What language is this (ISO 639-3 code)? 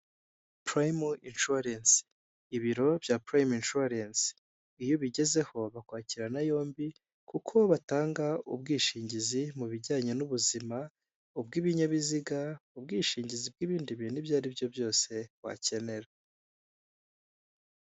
kin